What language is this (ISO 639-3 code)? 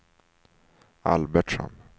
swe